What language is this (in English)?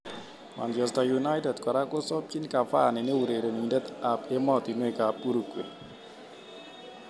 Kalenjin